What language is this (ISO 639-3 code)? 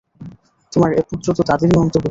ben